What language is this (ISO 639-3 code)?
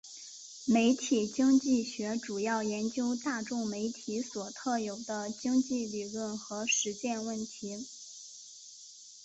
zho